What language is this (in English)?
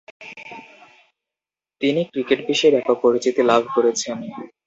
Bangla